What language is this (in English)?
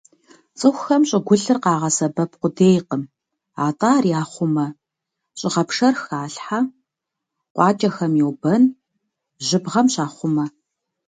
Kabardian